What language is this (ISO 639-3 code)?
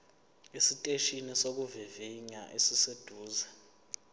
zul